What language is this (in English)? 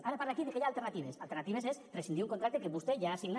Catalan